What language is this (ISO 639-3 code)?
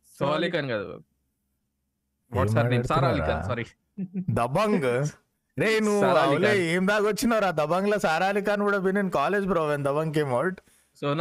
tel